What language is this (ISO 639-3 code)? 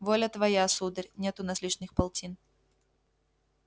rus